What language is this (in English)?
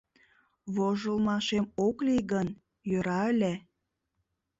Mari